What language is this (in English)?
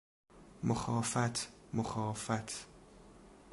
Persian